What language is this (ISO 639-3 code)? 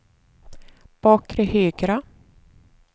swe